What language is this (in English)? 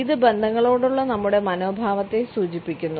Malayalam